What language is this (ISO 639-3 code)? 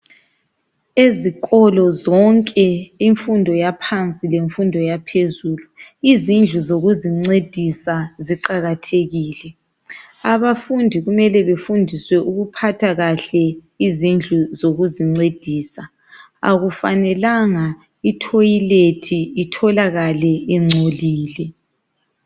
nde